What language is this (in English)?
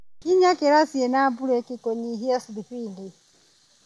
Kikuyu